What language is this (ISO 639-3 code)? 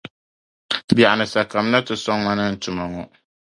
dag